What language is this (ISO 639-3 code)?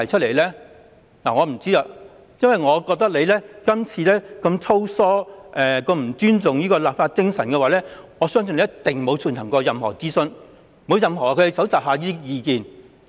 yue